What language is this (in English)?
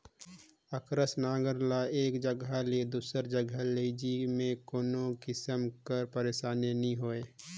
Chhattisgarhi